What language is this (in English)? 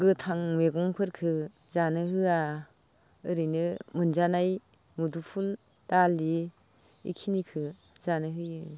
Bodo